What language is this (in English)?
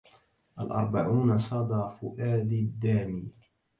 Arabic